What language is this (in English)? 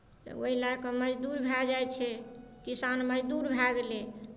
Maithili